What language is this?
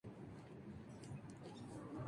Spanish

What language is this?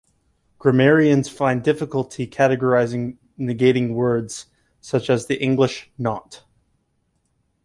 English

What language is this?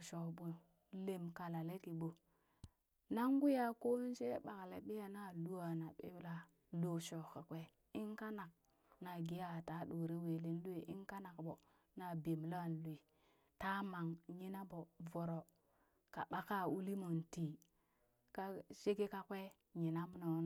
Burak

